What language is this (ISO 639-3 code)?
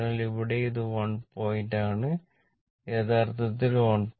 mal